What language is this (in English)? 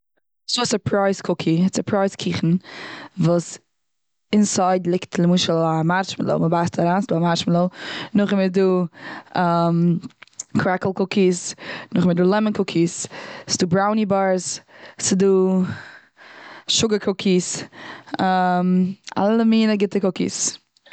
Yiddish